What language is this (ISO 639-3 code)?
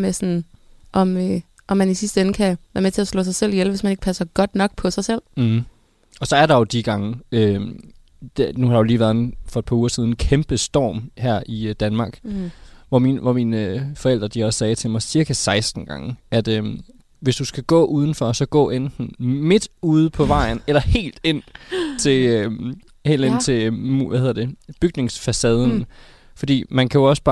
dan